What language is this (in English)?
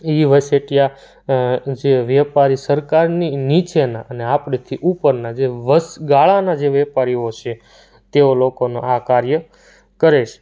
Gujarati